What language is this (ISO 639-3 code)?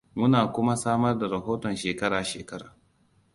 hau